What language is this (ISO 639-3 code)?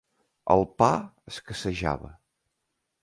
cat